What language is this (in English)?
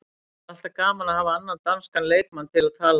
Icelandic